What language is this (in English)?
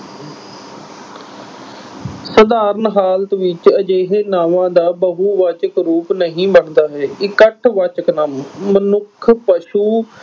Punjabi